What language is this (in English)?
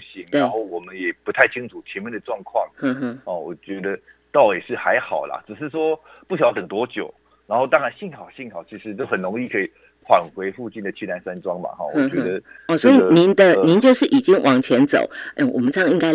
Chinese